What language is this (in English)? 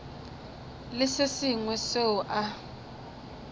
Northern Sotho